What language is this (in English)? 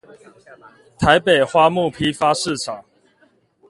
Chinese